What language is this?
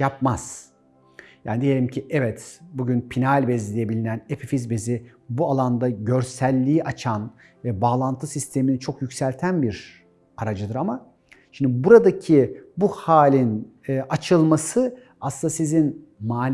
Turkish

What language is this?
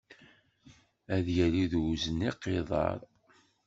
Kabyle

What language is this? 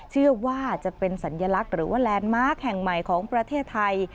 Thai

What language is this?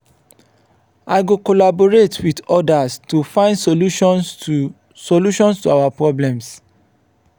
Nigerian Pidgin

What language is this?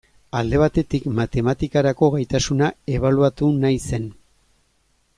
Basque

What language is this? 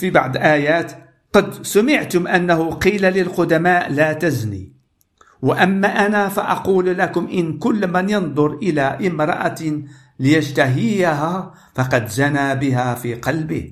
Arabic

